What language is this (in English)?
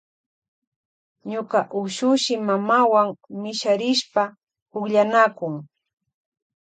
Loja Highland Quichua